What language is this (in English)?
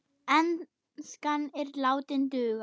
Icelandic